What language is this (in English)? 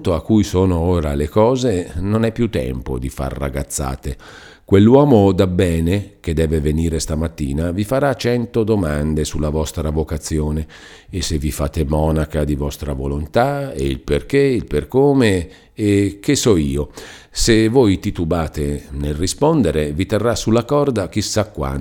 Italian